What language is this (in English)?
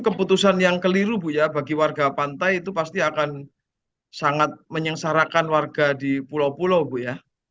Indonesian